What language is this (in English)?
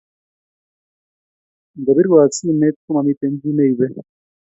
Kalenjin